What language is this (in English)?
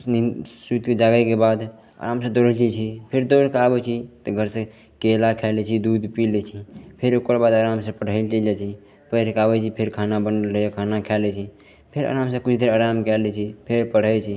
Maithili